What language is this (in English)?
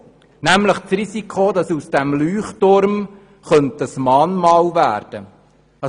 Swiss German